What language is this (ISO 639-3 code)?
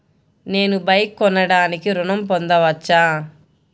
tel